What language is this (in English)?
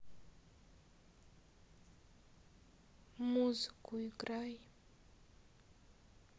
Russian